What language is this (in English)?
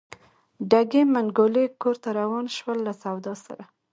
Pashto